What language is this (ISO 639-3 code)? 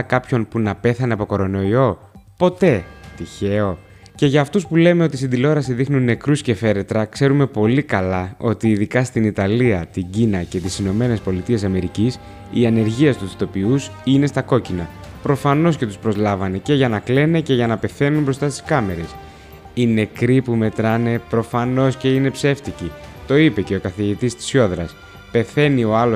ell